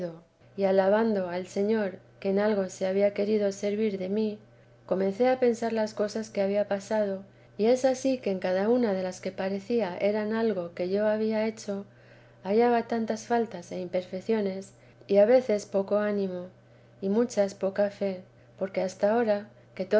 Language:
Spanish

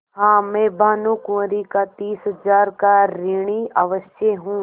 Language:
Hindi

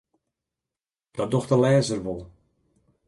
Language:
Western Frisian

